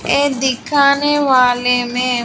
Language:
Hindi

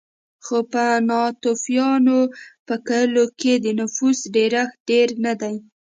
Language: Pashto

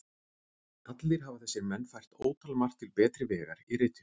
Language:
Icelandic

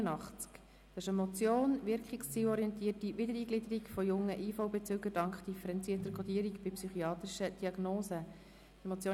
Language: Swiss German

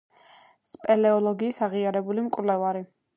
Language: Georgian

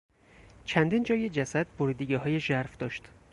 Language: Persian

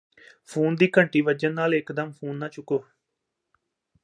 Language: Punjabi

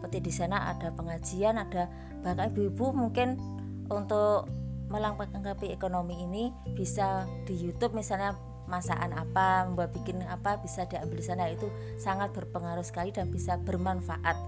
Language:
Indonesian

